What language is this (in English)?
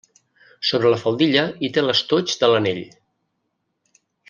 Catalan